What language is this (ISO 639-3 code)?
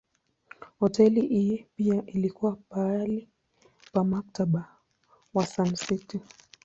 swa